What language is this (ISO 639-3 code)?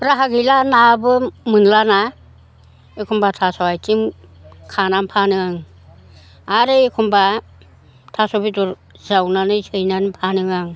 brx